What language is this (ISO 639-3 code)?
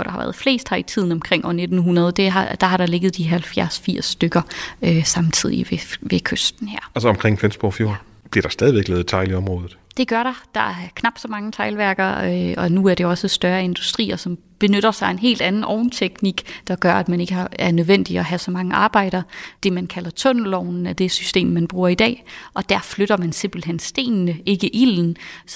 dan